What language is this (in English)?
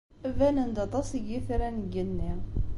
Kabyle